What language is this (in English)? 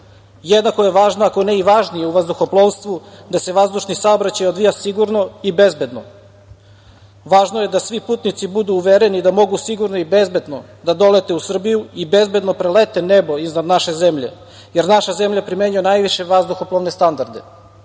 Serbian